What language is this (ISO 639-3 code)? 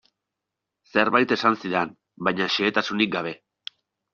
eus